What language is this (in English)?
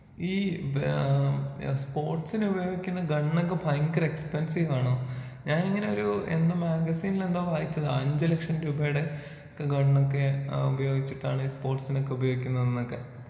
Malayalam